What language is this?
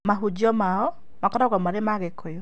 Kikuyu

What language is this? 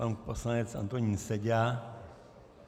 Czech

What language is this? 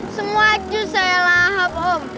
Indonesian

